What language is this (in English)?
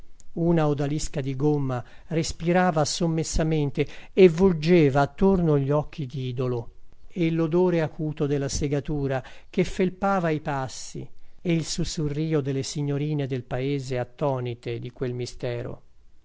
Italian